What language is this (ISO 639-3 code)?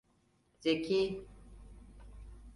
tur